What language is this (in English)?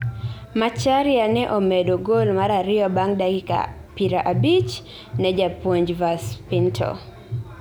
Luo (Kenya and Tanzania)